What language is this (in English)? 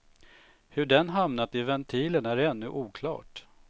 Swedish